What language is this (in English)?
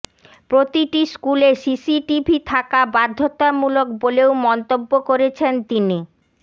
Bangla